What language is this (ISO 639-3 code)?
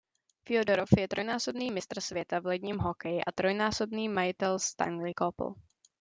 ces